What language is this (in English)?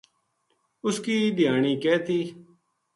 Gujari